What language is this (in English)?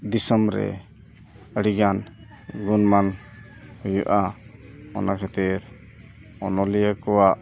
Santali